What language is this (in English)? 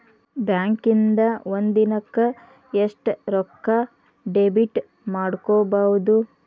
Kannada